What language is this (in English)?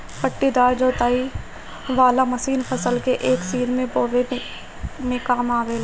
Bhojpuri